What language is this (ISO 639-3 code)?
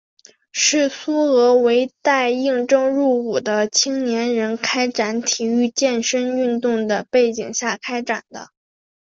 zho